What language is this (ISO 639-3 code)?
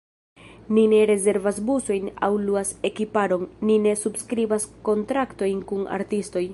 epo